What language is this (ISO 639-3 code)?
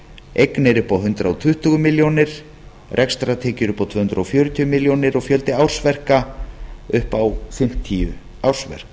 isl